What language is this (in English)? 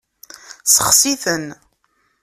Kabyle